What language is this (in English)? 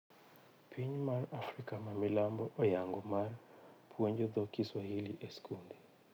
Luo (Kenya and Tanzania)